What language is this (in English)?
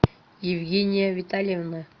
Russian